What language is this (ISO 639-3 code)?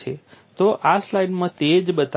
guj